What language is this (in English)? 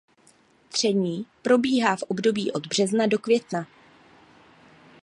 Czech